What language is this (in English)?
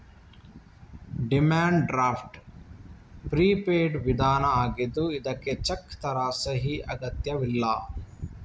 Kannada